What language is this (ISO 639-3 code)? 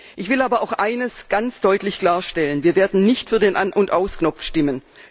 deu